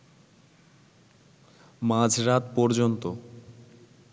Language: Bangla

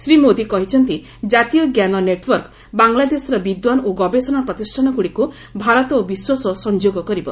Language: Odia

